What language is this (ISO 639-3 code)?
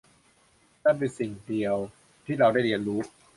tha